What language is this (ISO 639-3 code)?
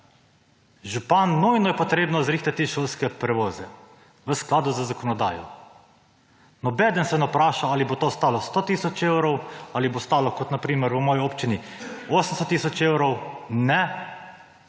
slv